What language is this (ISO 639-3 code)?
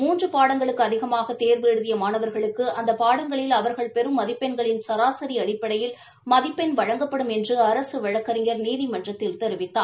tam